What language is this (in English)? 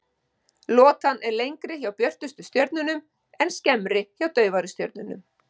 Icelandic